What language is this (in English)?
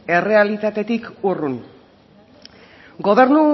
Basque